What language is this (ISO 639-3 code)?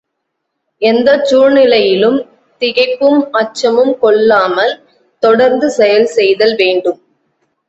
tam